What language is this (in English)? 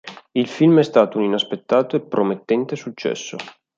Italian